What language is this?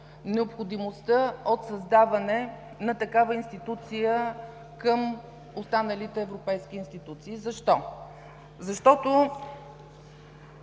Bulgarian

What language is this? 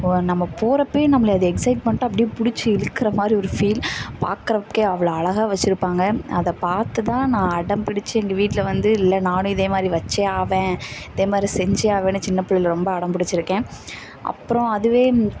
Tamil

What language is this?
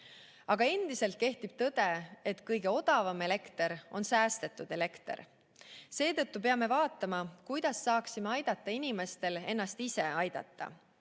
Estonian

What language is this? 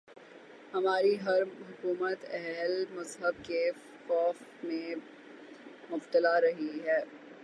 Urdu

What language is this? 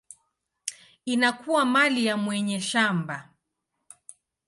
Swahili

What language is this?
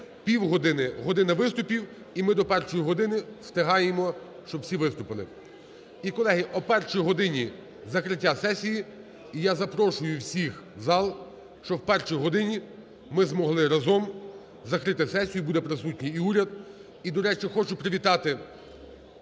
Ukrainian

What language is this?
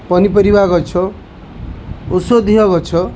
Odia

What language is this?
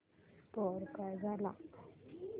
Marathi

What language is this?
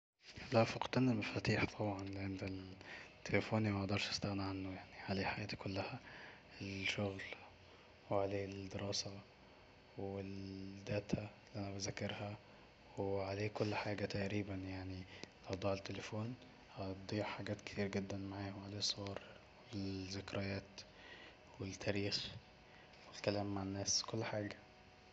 Egyptian Arabic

